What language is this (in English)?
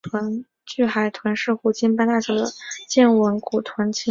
Chinese